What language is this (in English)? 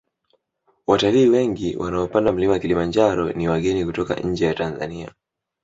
Swahili